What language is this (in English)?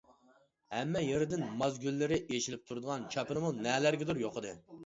Uyghur